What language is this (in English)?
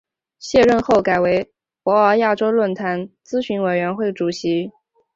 Chinese